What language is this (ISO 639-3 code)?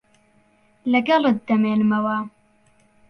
ckb